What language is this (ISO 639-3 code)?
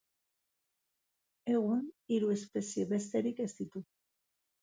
eus